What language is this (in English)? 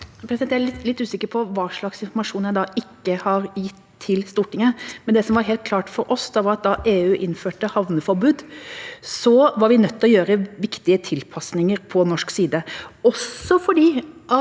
Norwegian